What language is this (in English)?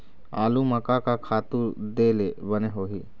Chhattisgarhi